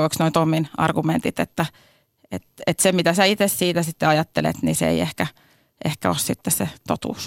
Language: Finnish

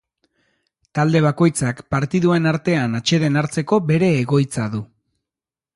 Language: Basque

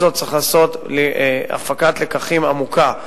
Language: Hebrew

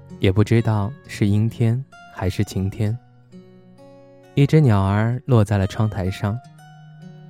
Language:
Chinese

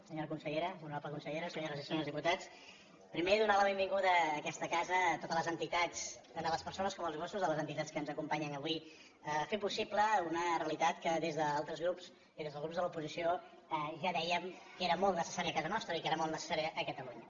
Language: Catalan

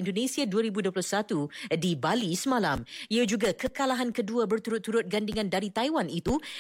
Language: Malay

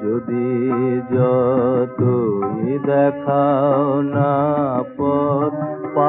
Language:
Hindi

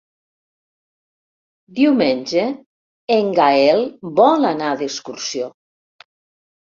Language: Catalan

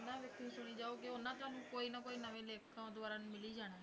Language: Punjabi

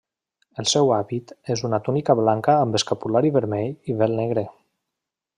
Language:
Catalan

